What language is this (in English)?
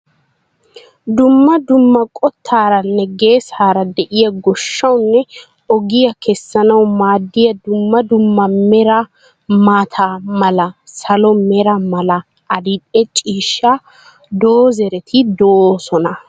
Wolaytta